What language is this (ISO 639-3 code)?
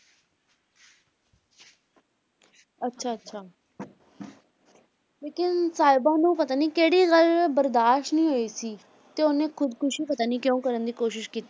pan